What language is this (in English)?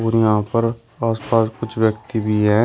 Hindi